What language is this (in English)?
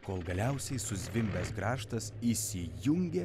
Lithuanian